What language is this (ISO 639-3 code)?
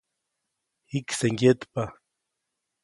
zoc